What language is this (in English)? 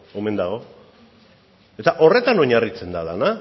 Basque